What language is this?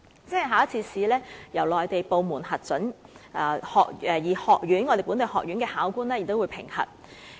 Cantonese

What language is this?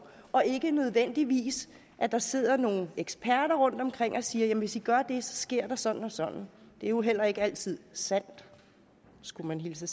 Danish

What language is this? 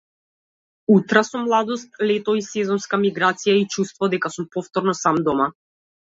Macedonian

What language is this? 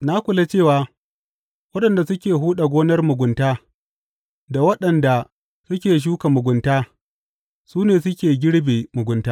Hausa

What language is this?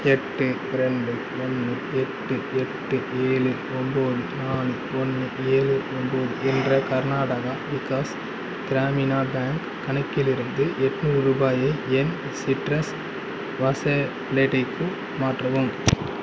Tamil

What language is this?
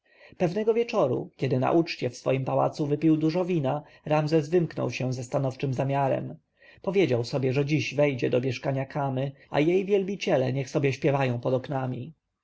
Polish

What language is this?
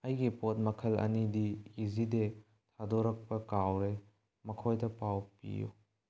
Manipuri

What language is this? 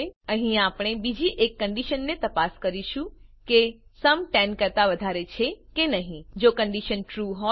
Gujarati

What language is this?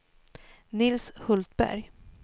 Swedish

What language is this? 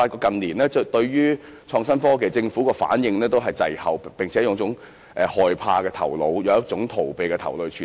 Cantonese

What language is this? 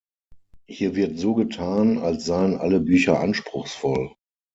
German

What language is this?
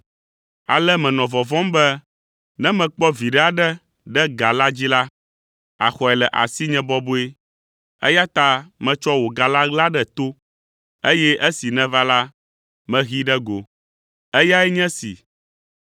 Ewe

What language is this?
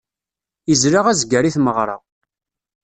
Kabyle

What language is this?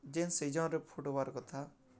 Odia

